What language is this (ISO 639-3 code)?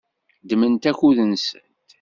kab